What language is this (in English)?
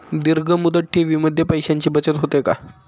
Marathi